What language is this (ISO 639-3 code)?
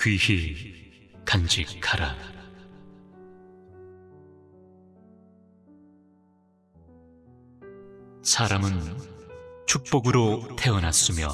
kor